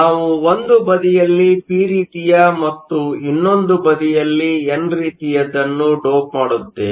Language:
Kannada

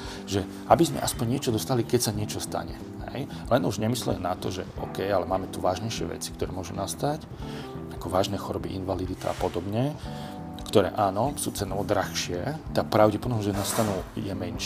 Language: Slovak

